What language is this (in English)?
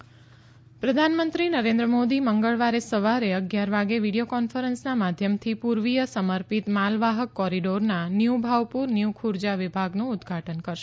Gujarati